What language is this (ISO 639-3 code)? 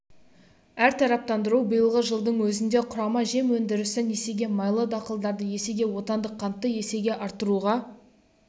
kaz